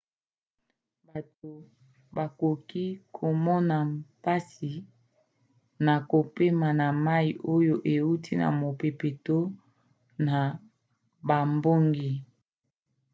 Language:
Lingala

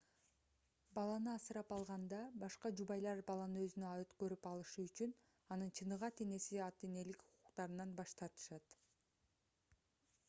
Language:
Kyrgyz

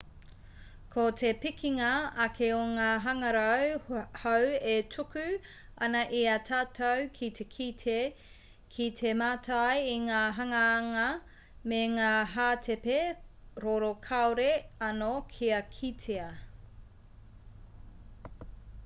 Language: Māori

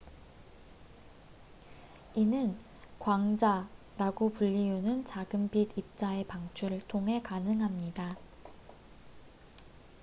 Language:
Korean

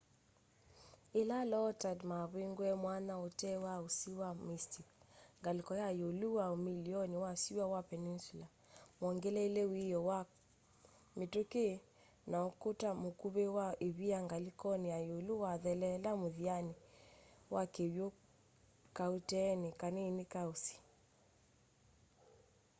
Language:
Kamba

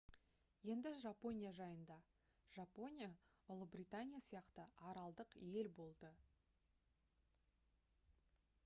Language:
Kazakh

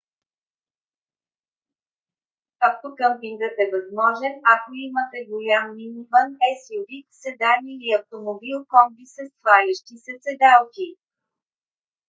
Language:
Bulgarian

